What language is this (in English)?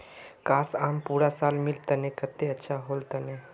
Magahi